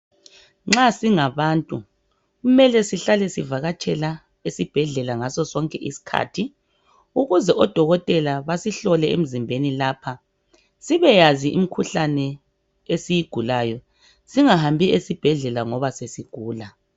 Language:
North Ndebele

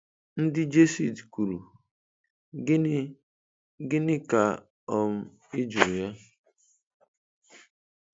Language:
Igbo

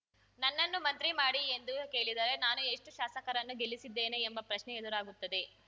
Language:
Kannada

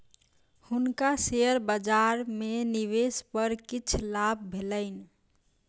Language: Maithili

